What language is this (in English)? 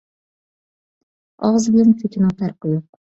Uyghur